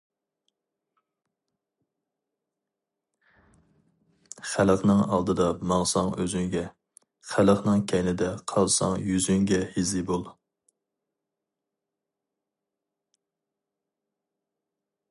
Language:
Uyghur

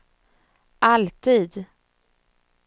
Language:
Swedish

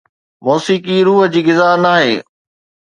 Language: Sindhi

